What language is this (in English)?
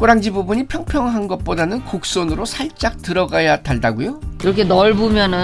Korean